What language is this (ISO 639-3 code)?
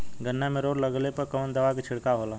bho